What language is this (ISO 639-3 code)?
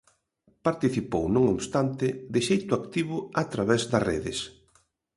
glg